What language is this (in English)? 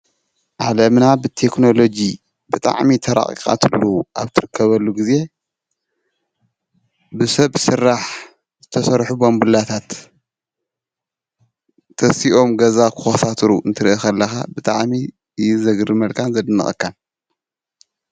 Tigrinya